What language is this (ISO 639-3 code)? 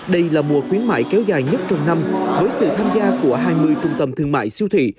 vie